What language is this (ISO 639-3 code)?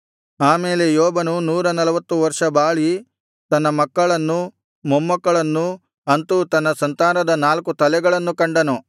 kan